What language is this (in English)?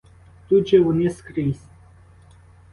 Ukrainian